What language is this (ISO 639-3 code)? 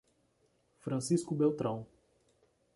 por